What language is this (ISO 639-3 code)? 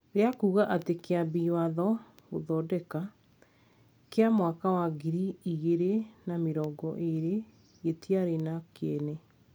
kik